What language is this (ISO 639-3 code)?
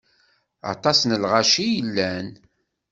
kab